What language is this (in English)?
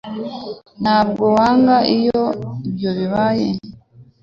Kinyarwanda